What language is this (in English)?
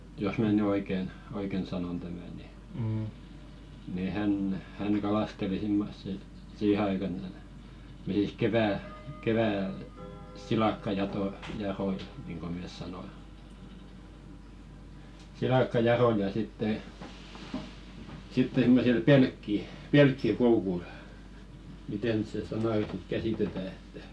Finnish